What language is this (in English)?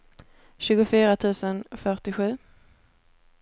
Swedish